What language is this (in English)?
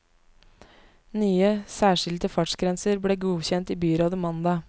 Norwegian